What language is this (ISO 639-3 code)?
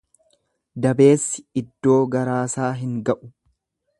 orm